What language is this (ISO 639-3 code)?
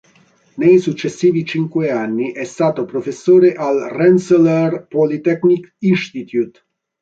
ita